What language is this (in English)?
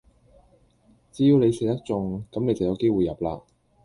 Cantonese